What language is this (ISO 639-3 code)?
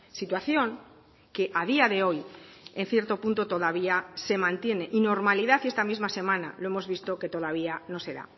spa